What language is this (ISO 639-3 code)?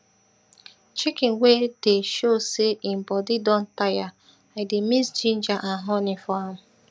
pcm